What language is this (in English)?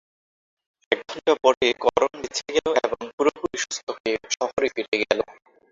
Bangla